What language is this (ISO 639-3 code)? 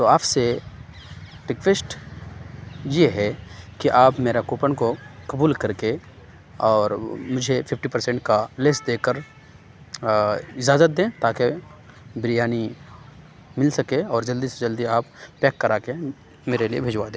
urd